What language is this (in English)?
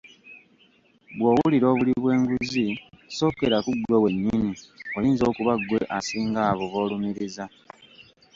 Ganda